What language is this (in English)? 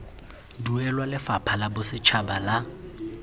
Tswana